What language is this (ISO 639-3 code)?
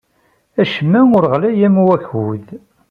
kab